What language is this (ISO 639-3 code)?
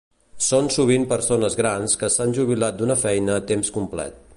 cat